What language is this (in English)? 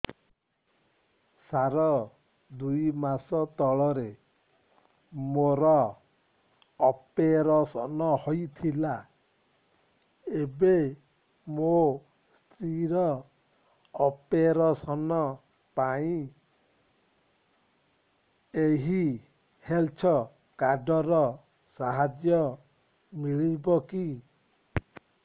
Odia